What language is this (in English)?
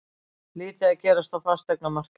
Icelandic